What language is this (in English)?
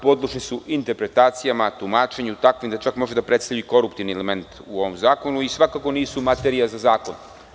Serbian